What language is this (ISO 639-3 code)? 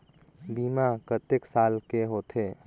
hne